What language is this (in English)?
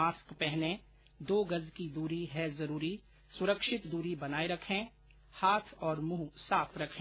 Hindi